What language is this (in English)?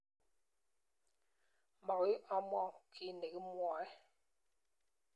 Kalenjin